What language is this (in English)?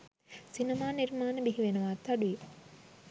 Sinhala